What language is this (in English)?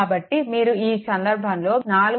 Telugu